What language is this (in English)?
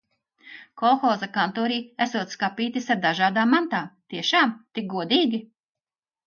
Latvian